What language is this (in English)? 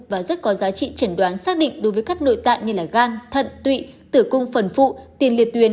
Vietnamese